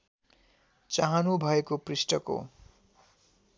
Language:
Nepali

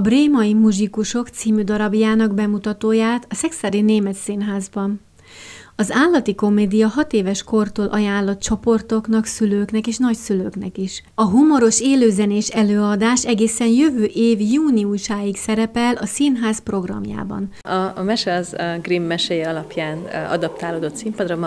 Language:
Hungarian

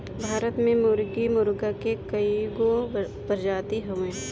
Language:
Bhojpuri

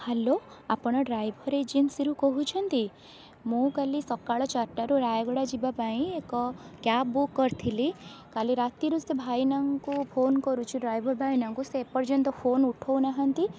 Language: Odia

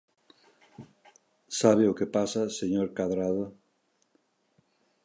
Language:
Galician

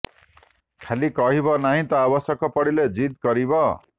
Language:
Odia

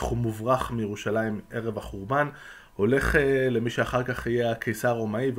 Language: Hebrew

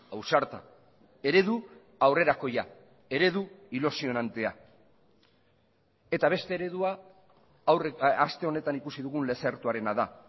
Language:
Basque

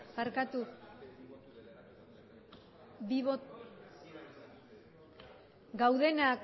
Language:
Basque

